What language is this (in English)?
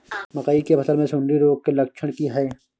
Maithili